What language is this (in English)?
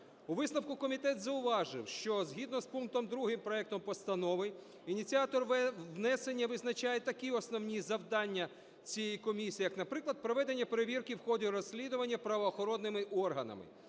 Ukrainian